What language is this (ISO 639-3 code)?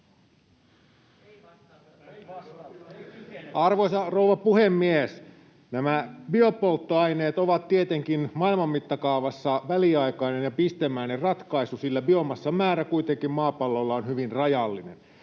fin